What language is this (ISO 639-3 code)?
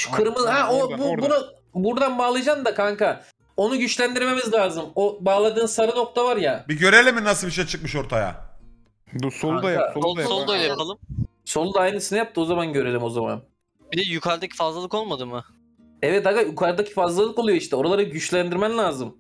tur